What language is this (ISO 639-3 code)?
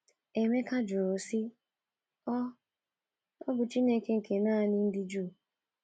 ibo